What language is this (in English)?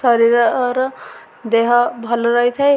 Odia